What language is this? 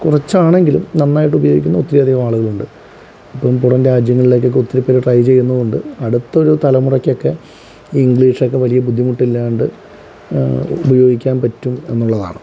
Malayalam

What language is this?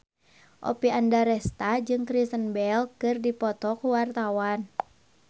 Sundanese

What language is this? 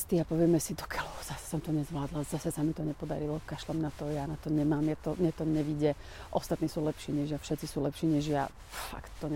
Slovak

